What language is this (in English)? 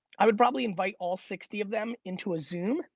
English